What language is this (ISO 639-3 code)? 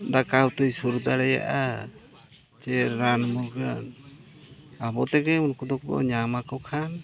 sat